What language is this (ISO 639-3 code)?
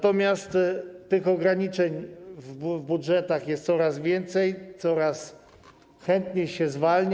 pol